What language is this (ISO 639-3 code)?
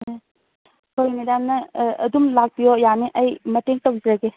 mni